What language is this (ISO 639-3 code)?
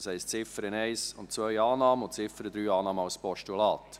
gsw